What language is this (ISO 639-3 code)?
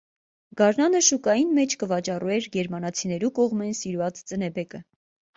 hye